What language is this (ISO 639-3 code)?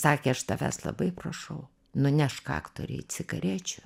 lit